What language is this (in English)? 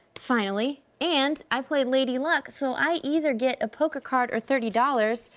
English